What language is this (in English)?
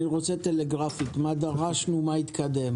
Hebrew